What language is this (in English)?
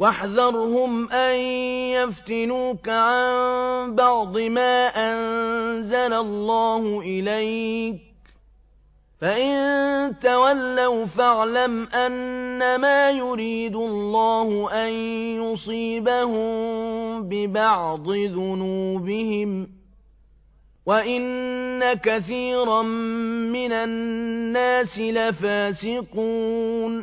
Arabic